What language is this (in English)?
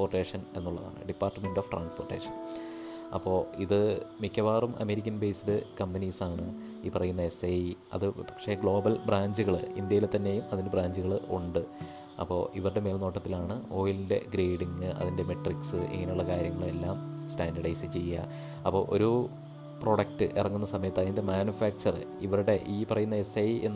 Malayalam